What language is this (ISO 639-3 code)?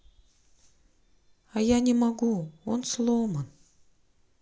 rus